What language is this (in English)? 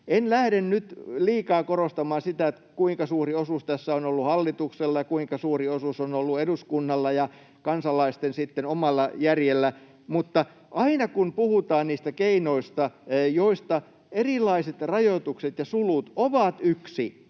Finnish